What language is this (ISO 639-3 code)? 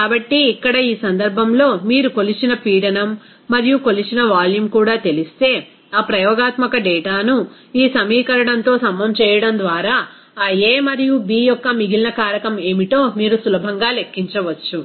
tel